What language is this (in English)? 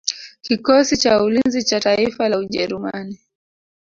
Swahili